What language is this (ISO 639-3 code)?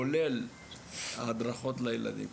heb